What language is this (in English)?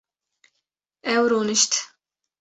Kurdish